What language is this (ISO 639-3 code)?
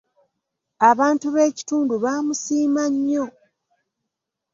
lug